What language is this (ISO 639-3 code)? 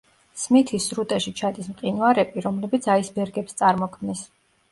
kat